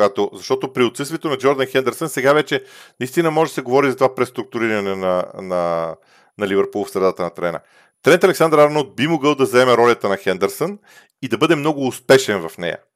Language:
Bulgarian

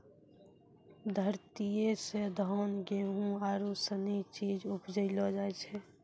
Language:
Maithili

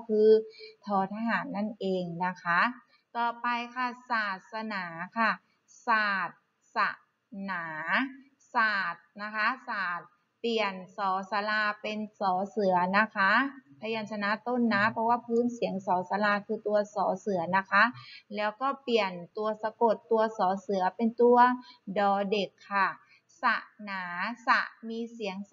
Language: Thai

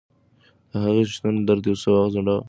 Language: Pashto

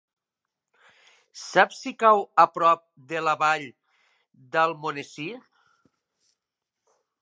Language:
Catalan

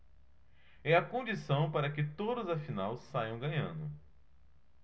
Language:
Portuguese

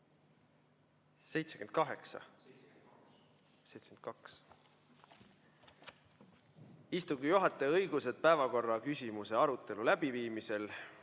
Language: Estonian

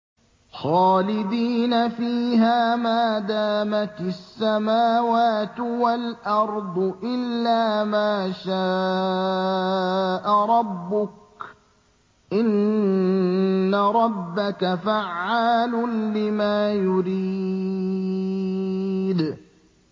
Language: Arabic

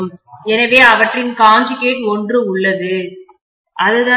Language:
Tamil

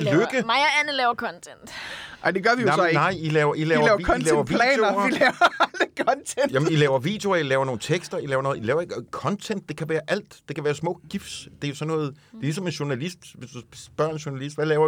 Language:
Danish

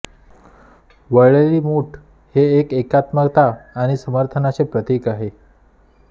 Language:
Marathi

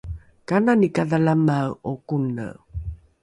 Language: Rukai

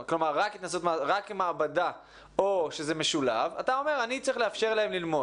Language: Hebrew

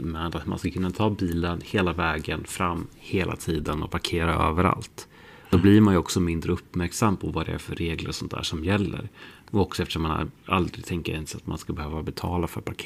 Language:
Swedish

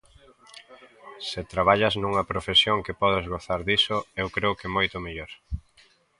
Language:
Galician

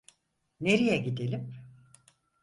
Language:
Turkish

